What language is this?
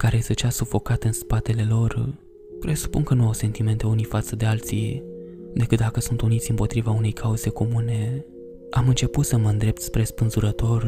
Romanian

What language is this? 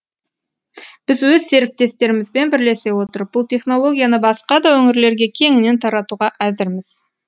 Kazakh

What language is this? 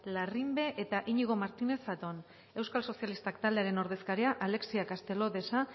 Basque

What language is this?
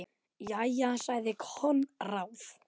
Icelandic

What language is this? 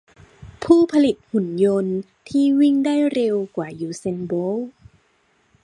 Thai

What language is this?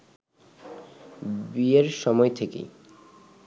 Bangla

